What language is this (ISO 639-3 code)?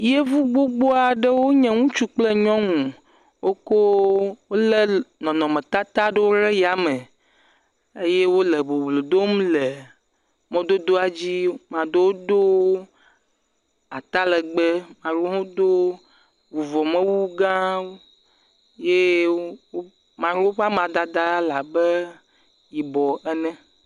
ewe